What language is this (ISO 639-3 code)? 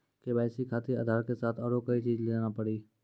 mai